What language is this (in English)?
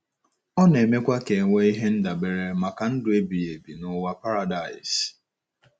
Igbo